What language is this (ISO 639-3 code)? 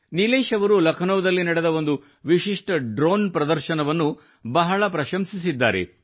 kan